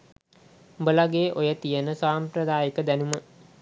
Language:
Sinhala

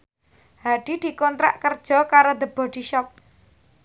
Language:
Javanese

